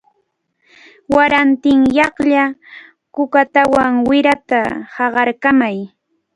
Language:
Cajatambo North Lima Quechua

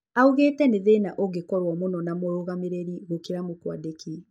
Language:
Kikuyu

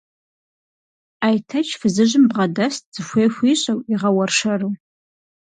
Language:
Kabardian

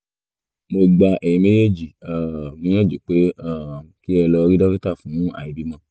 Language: Yoruba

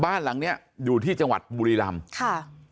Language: Thai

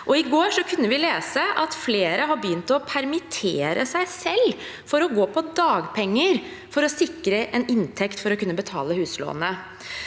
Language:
Norwegian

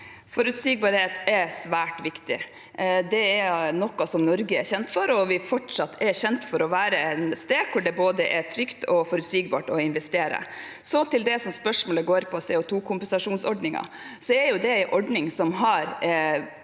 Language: Norwegian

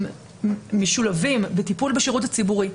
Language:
Hebrew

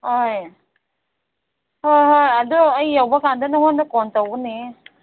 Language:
Manipuri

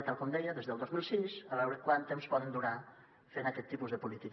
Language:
Catalan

